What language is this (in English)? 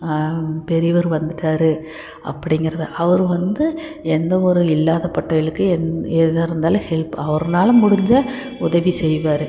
Tamil